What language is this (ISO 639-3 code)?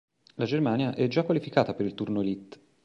ita